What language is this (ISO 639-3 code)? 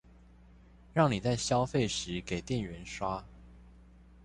zho